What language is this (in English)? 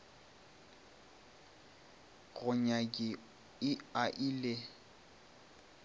Northern Sotho